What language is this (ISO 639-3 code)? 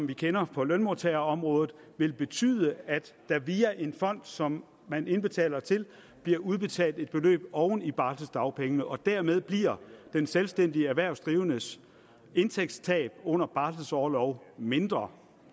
dan